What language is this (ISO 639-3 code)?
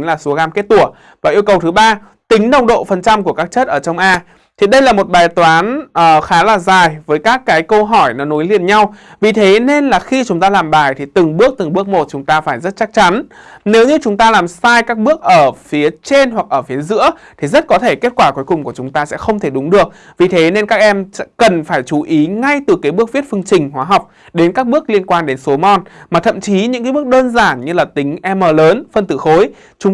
vie